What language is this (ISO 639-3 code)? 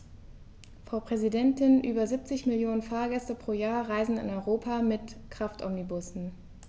deu